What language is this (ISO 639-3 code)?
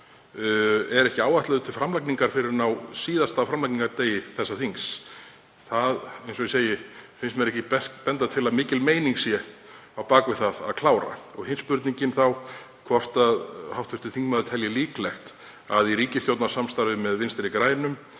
isl